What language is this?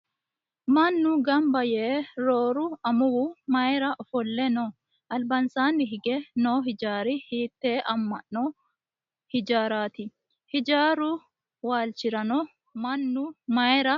Sidamo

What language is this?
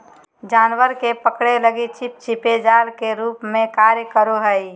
Magahi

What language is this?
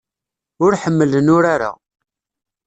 Kabyle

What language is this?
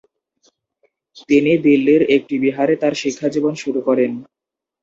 Bangla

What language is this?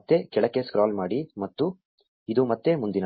Kannada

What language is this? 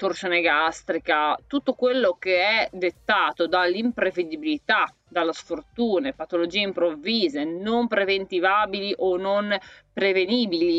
Italian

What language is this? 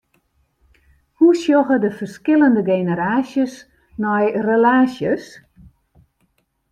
Western Frisian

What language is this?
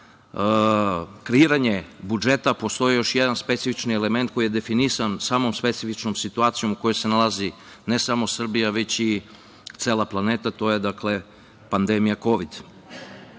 Serbian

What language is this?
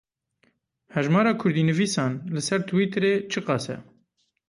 Kurdish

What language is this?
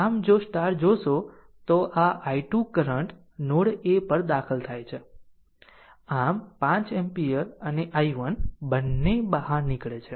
Gujarati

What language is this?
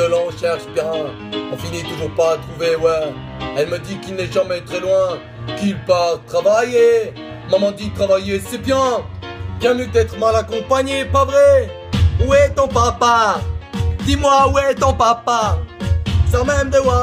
French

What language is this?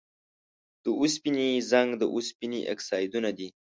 Pashto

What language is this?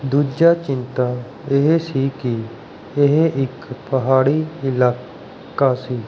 Punjabi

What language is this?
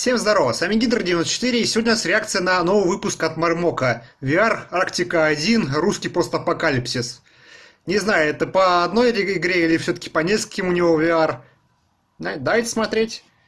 Russian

